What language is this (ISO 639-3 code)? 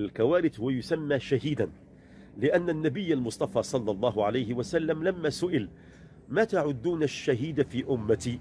ara